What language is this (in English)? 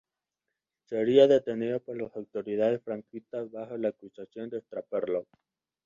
Spanish